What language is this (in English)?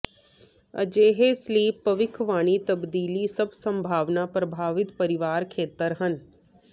Punjabi